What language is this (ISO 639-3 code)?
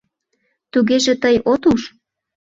chm